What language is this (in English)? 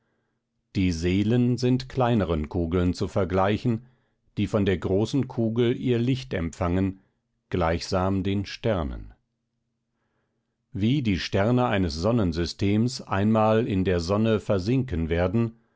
German